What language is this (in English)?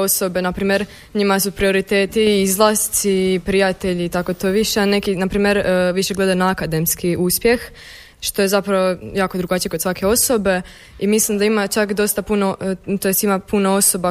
Croatian